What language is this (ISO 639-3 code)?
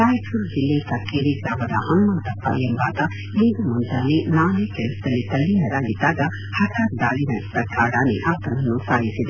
kan